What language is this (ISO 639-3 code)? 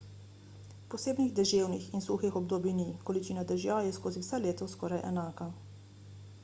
slv